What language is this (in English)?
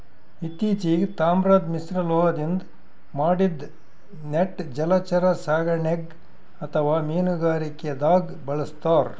Kannada